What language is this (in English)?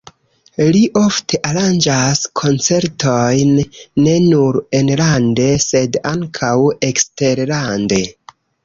Esperanto